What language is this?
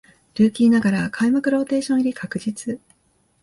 Japanese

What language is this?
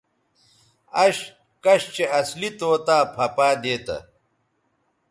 Bateri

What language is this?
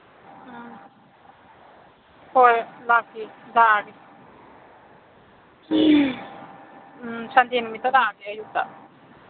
Manipuri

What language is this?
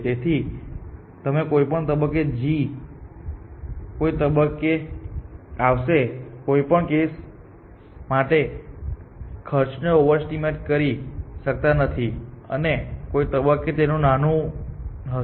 Gujarati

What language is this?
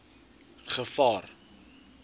Afrikaans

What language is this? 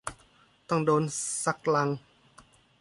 Thai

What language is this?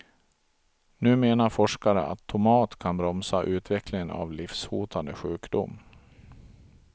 Swedish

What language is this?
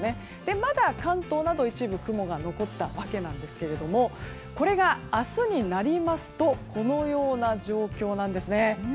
Japanese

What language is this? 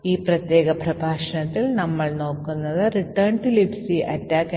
Malayalam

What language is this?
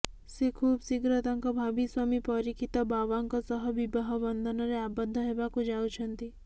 Odia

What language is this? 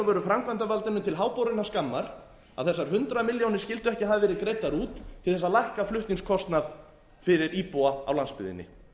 Icelandic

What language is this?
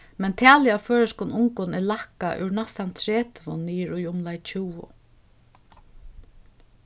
Faroese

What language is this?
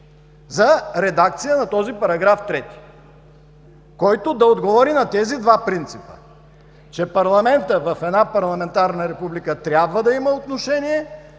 Bulgarian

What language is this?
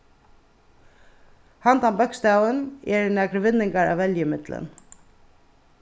Faroese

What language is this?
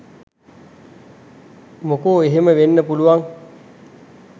Sinhala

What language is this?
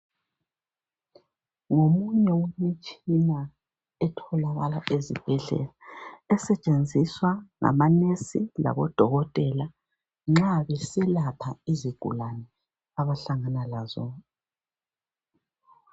North Ndebele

